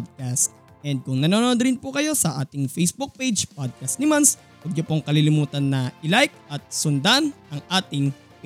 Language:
Filipino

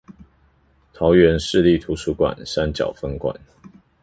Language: Chinese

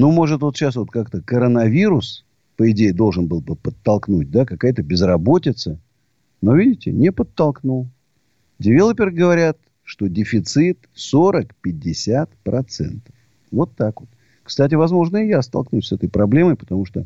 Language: Russian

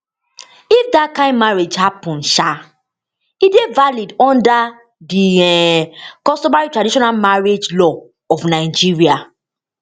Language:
Nigerian Pidgin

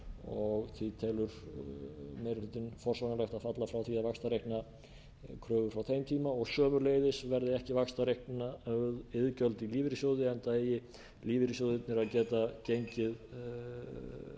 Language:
Icelandic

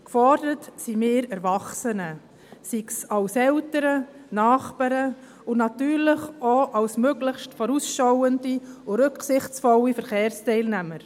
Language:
Swiss German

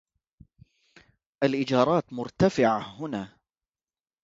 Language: Arabic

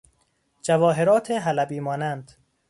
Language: Persian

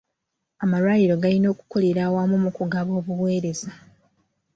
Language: Ganda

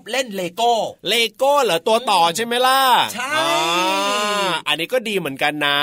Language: Thai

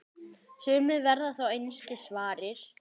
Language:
Icelandic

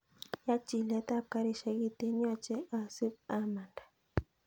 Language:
Kalenjin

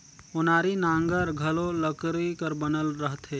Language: Chhattisgarhi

